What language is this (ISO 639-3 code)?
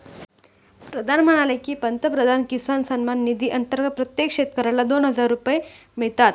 mar